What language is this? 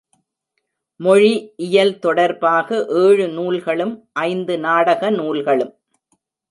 Tamil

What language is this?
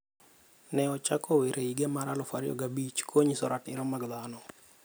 Luo (Kenya and Tanzania)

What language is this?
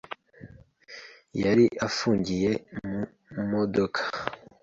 Kinyarwanda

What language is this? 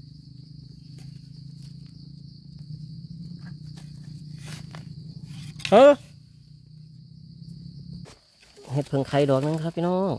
Thai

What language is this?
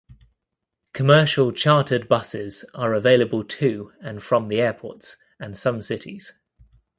English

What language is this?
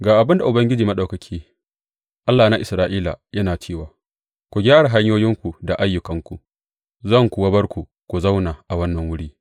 Hausa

